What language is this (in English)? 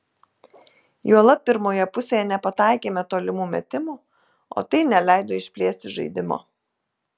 Lithuanian